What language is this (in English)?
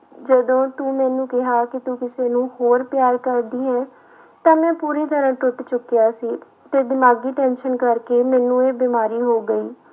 Punjabi